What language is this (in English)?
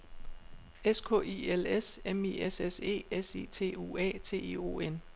Danish